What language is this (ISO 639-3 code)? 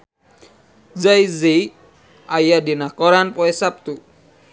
sun